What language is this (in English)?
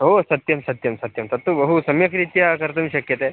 Sanskrit